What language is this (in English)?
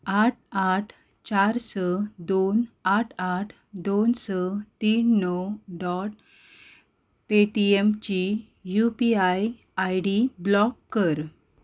Konkani